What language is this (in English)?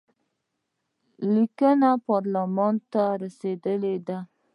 Pashto